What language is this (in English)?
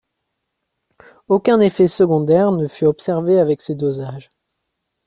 French